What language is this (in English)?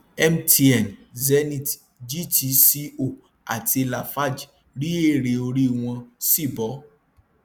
Yoruba